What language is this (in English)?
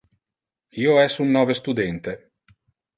Interlingua